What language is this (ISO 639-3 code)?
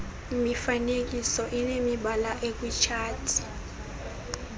xho